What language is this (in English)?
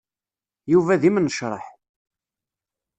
Kabyle